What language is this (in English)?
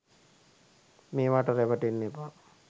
Sinhala